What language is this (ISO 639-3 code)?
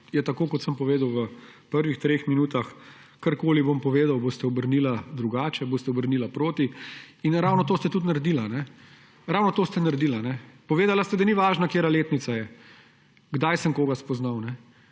slv